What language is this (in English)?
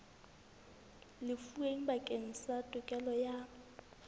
Southern Sotho